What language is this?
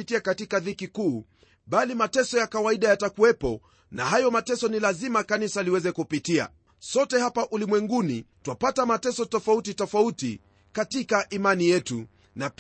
Swahili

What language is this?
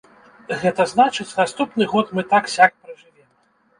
Belarusian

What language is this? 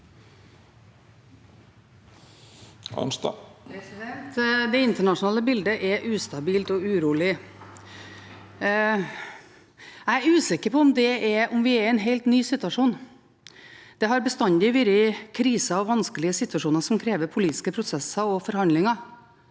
Norwegian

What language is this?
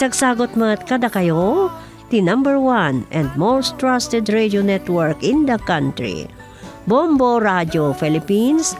Filipino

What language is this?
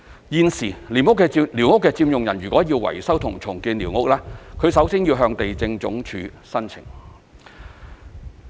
Cantonese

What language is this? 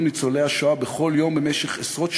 Hebrew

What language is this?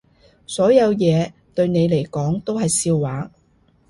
Cantonese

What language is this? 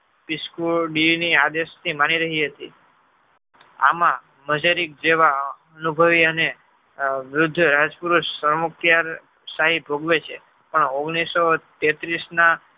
Gujarati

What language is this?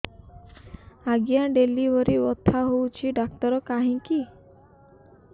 Odia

